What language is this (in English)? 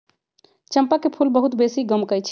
Magahi